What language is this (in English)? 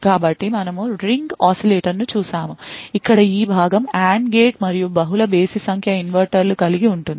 Telugu